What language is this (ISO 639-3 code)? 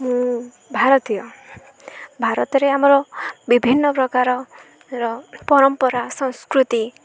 ori